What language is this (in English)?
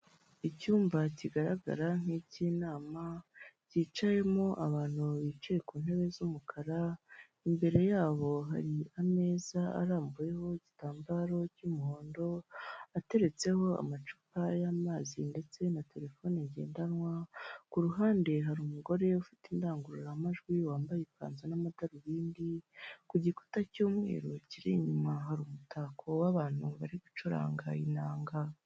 Kinyarwanda